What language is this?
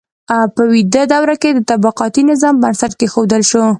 Pashto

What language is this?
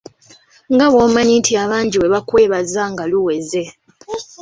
Ganda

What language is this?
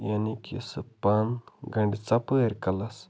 Kashmiri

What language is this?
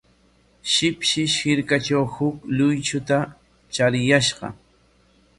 Corongo Ancash Quechua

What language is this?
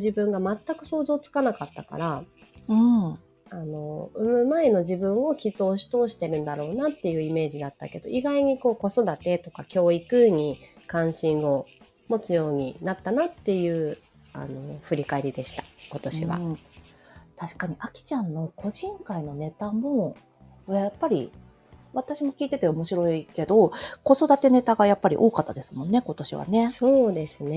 Japanese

